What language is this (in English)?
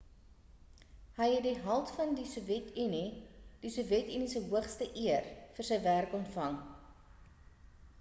Afrikaans